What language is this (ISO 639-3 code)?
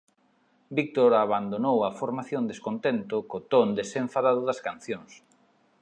glg